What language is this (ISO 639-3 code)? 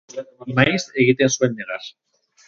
eus